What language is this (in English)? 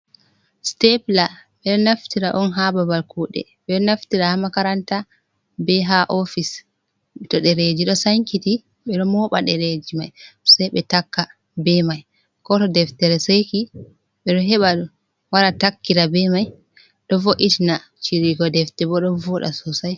Fula